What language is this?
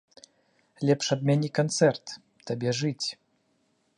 Belarusian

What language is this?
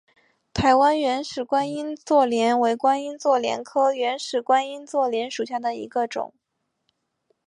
Chinese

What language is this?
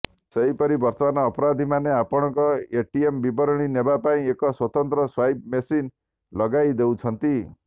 Odia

